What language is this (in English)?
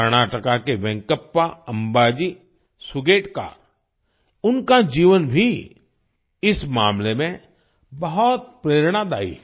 Hindi